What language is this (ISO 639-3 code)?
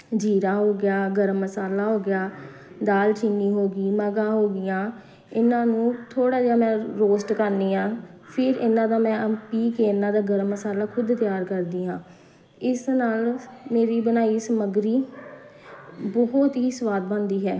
pan